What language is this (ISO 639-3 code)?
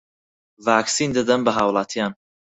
ckb